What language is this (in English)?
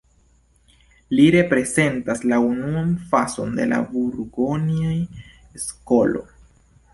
Esperanto